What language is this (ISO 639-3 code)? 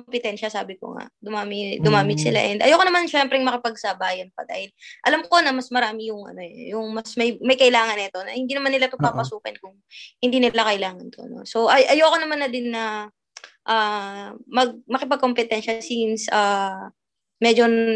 fil